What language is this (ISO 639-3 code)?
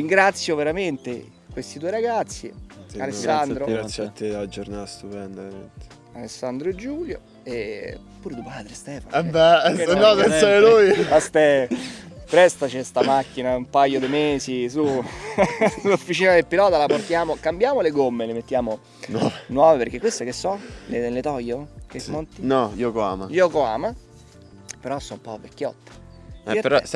ita